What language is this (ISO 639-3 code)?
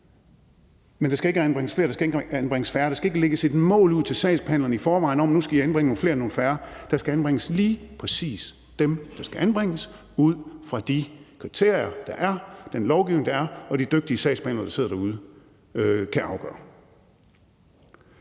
dan